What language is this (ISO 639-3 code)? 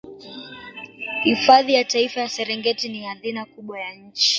swa